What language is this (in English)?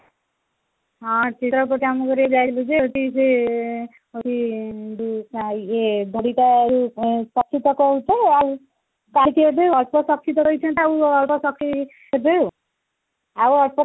Odia